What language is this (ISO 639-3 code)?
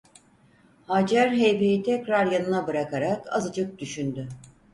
tur